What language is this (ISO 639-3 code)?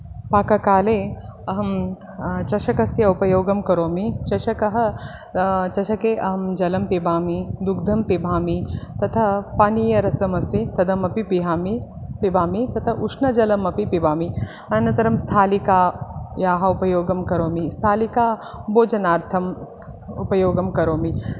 san